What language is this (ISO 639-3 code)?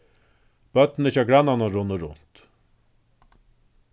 fao